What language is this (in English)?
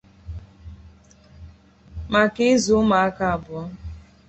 Igbo